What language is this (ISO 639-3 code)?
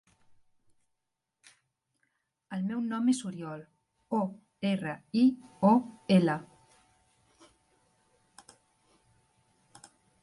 cat